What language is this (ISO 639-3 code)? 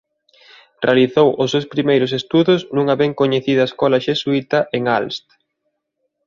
glg